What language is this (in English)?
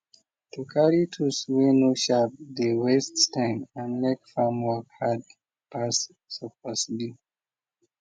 Nigerian Pidgin